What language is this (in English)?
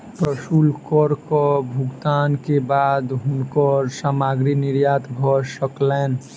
Maithili